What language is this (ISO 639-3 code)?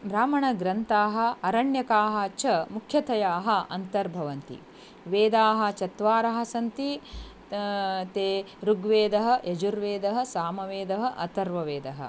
san